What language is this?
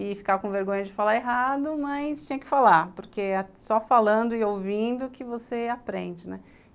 Portuguese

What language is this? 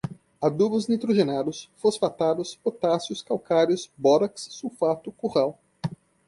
Portuguese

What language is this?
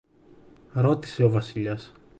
Greek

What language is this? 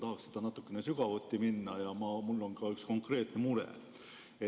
Estonian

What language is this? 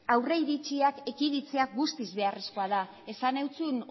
Basque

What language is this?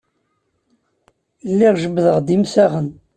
Kabyle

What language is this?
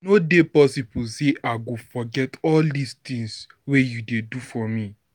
Nigerian Pidgin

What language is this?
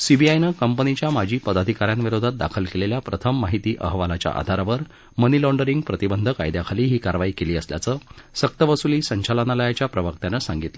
Marathi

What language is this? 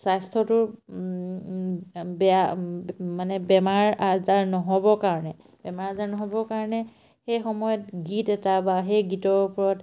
Assamese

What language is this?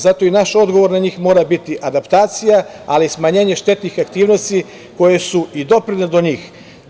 Serbian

